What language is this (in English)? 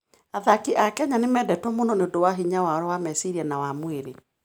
Kikuyu